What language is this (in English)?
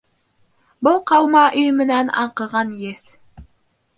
Bashkir